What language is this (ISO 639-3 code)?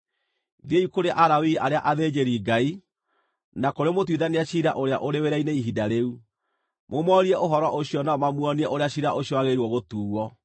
kik